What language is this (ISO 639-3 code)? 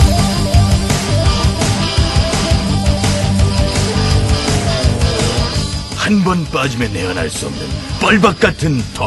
kor